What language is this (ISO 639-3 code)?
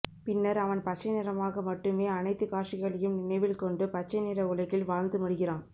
tam